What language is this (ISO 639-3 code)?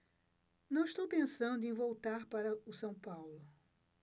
por